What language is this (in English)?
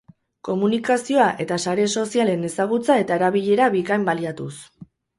Basque